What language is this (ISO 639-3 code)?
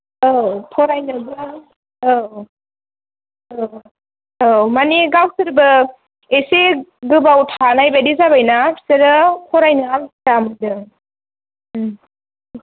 brx